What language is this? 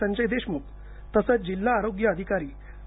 Marathi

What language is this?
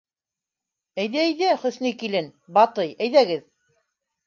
Bashkir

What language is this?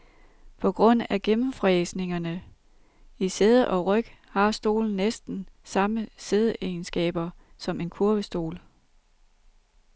Danish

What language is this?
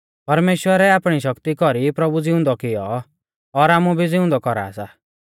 Mahasu Pahari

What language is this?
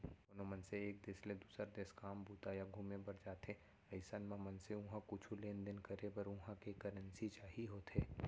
Chhattisgarhi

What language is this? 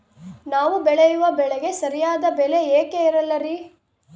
Kannada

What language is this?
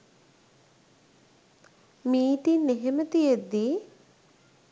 Sinhala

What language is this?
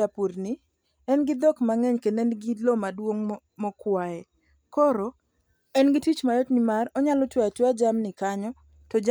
Luo (Kenya and Tanzania)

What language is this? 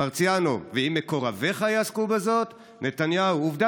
Hebrew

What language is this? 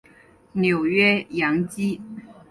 Chinese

